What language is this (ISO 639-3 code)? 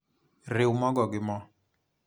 luo